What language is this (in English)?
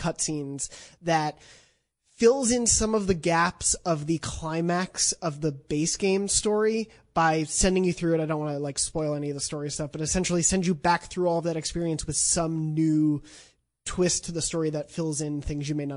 English